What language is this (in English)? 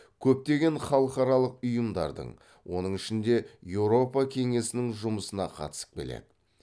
Kazakh